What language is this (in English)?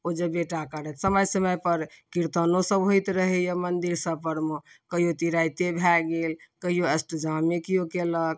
Maithili